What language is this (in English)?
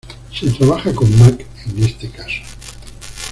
Spanish